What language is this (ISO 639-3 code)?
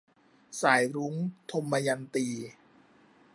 tha